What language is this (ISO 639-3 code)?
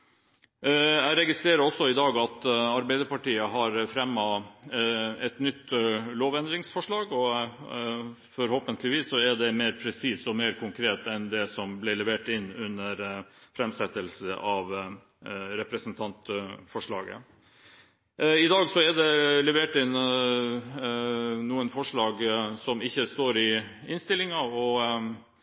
nob